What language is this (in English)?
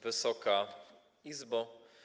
Polish